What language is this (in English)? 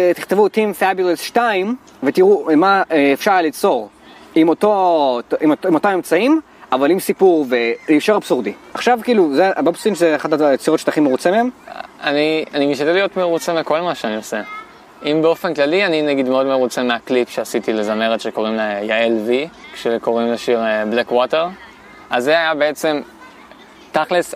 Hebrew